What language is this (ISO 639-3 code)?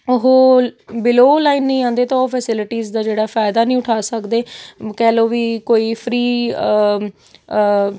pan